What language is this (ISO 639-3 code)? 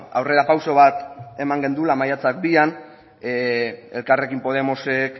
eus